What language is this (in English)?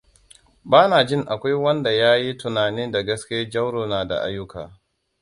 Hausa